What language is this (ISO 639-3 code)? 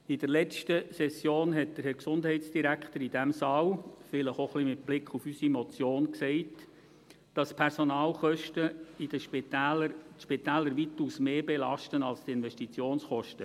gsw